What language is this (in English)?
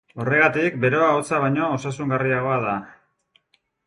Basque